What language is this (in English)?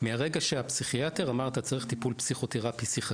Hebrew